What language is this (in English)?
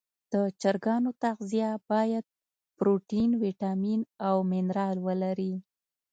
Pashto